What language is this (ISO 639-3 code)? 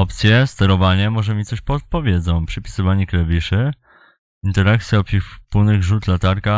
pol